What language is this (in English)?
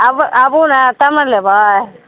Maithili